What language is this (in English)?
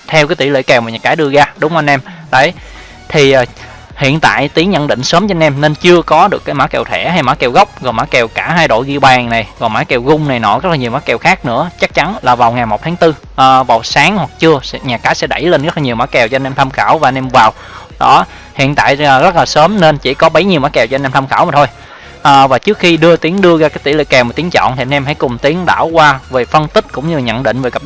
Vietnamese